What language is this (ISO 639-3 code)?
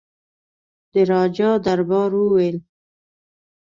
pus